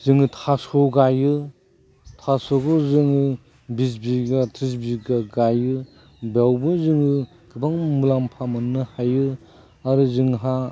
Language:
Bodo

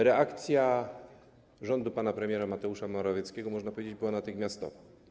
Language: Polish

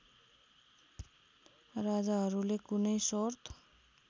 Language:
Nepali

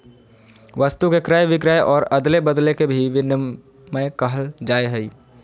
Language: Magahi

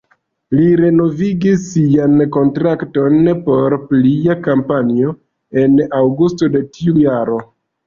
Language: Esperanto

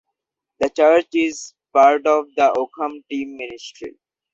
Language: English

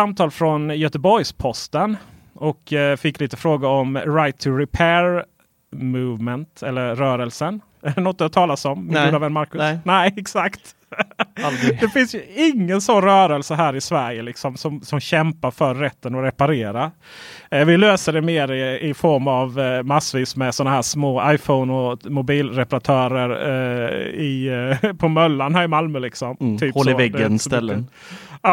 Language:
Swedish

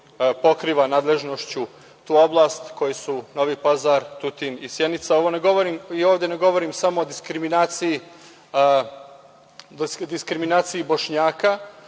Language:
Serbian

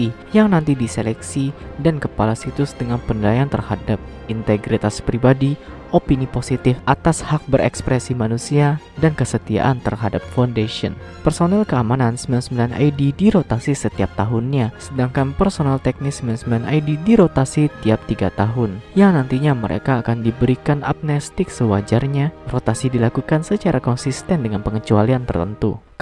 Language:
Indonesian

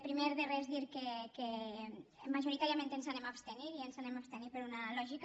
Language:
Catalan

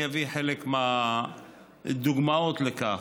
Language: Hebrew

